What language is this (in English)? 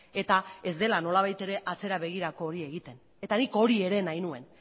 Basque